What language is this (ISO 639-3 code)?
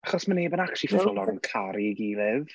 cym